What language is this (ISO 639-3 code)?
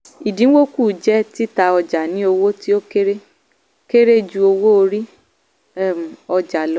yor